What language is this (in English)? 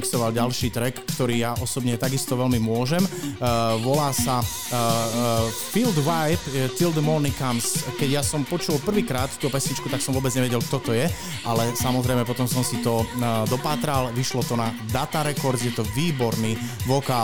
Slovak